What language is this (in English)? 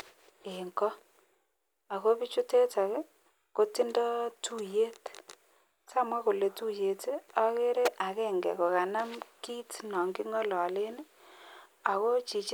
Kalenjin